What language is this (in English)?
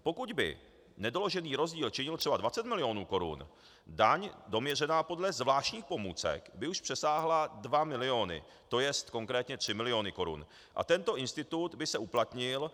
Czech